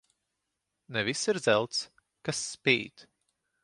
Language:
Latvian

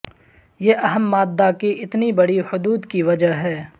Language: Urdu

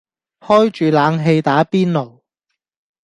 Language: Cantonese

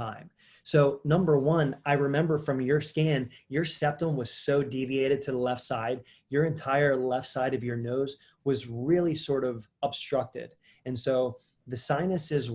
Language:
English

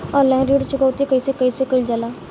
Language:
Bhojpuri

